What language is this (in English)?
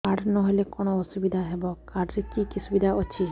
Odia